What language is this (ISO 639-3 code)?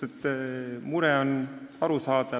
est